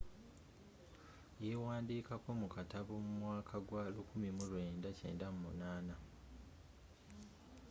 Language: Ganda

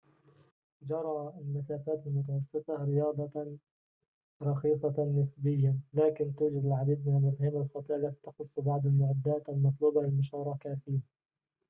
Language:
Arabic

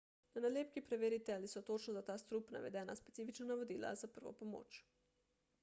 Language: Slovenian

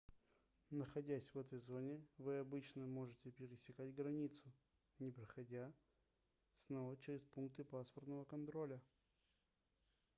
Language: Russian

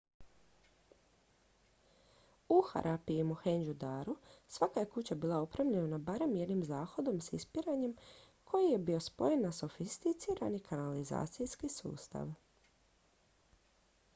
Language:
Croatian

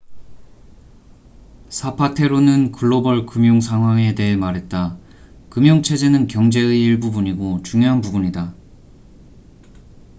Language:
Korean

